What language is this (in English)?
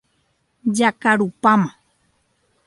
Guarani